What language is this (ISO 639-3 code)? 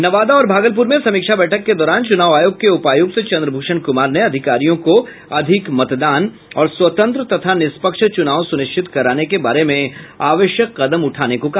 hin